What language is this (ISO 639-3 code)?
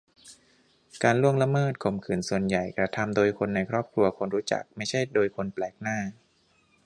tha